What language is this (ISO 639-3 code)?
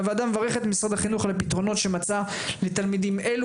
heb